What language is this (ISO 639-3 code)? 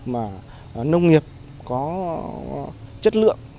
vie